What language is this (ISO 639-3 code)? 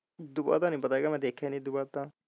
pan